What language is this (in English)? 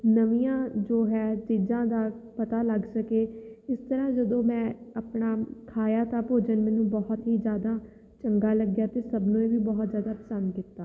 Punjabi